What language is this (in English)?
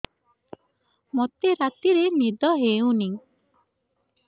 Odia